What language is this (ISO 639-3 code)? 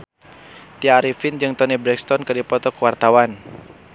sun